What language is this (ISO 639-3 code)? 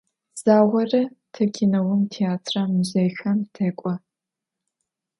ady